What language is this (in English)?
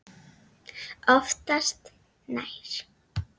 Icelandic